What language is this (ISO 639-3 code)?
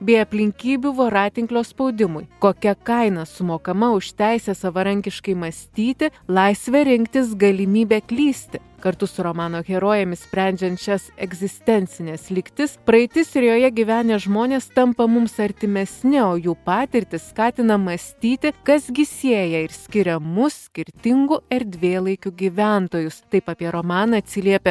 lit